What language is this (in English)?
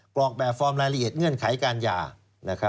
Thai